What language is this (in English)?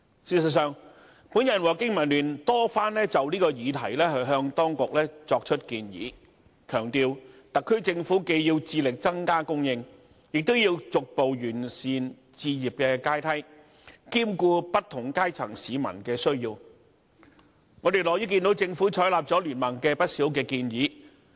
Cantonese